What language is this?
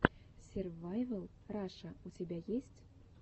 Russian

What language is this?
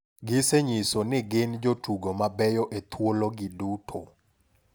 Luo (Kenya and Tanzania)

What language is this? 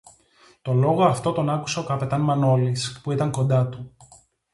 Greek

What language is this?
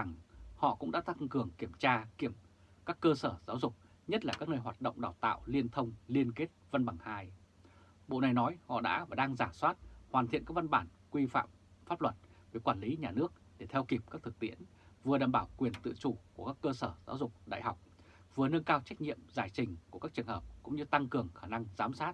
Vietnamese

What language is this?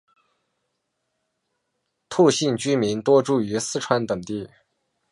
Chinese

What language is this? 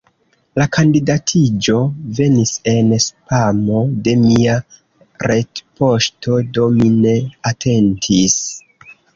Esperanto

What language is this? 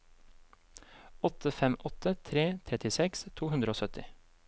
Norwegian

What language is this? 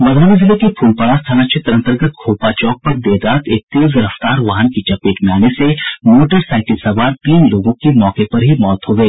Hindi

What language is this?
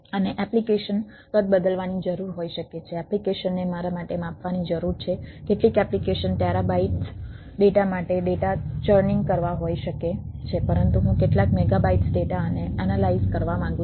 Gujarati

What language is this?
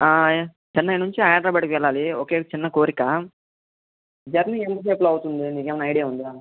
Telugu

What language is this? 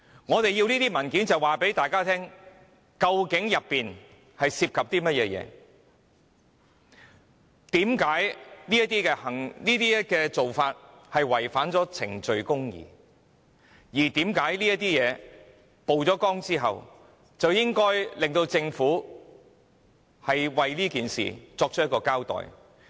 Cantonese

